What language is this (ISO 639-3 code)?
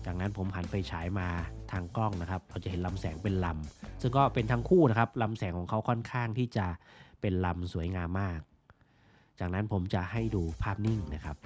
tha